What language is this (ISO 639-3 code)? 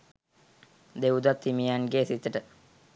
sin